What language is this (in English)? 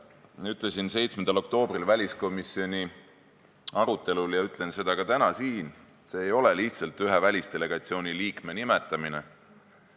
Estonian